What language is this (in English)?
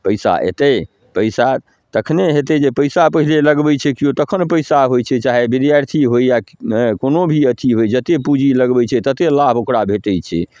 Maithili